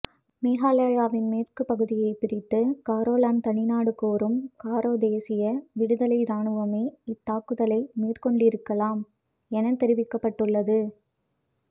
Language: Tamil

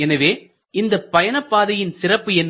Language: Tamil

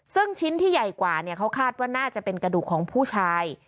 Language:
Thai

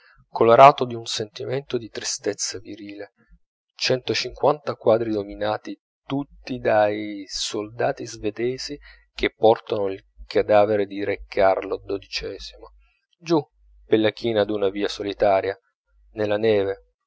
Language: Italian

